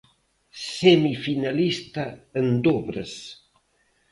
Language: Galician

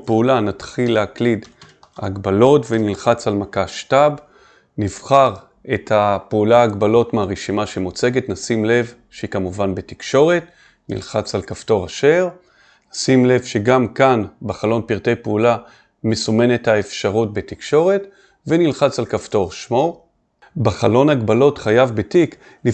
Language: Hebrew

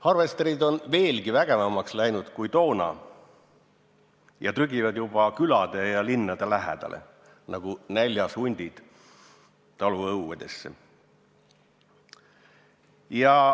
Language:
Estonian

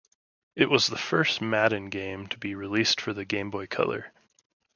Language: English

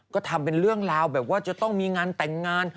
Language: Thai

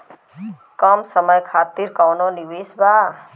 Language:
Bhojpuri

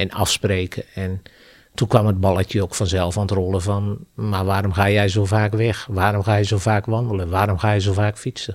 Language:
Dutch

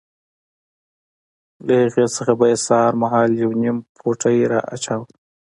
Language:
Pashto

